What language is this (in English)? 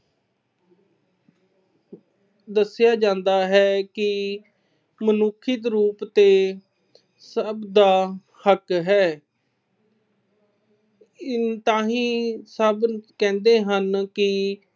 Punjabi